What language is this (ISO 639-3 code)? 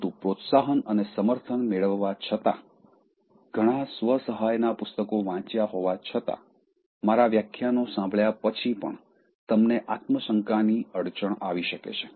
guj